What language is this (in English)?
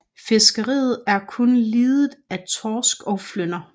Danish